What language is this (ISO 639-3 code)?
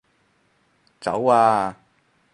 yue